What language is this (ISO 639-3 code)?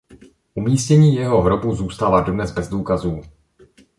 ces